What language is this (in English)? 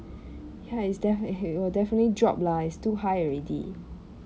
English